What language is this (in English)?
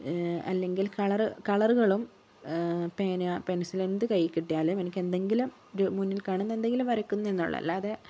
Malayalam